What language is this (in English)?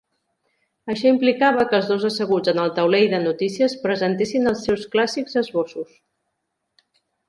Catalan